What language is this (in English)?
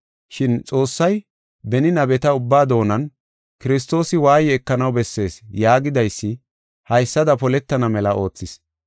Gofa